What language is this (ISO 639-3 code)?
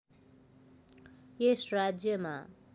nep